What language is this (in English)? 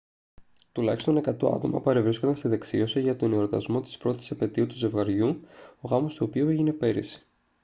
Greek